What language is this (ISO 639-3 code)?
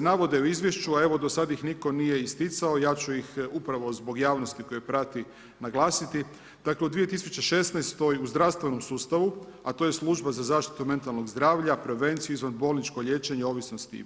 hrv